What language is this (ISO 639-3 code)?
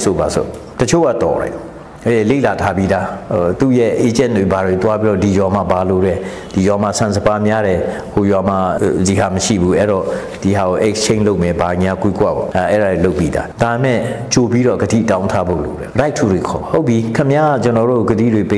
tha